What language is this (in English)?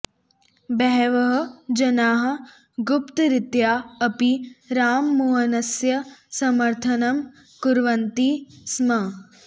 Sanskrit